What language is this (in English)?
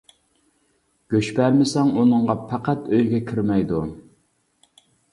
Uyghur